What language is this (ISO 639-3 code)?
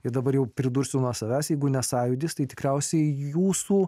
lit